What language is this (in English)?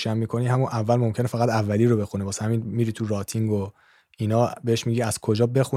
Persian